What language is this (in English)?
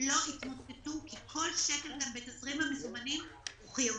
Hebrew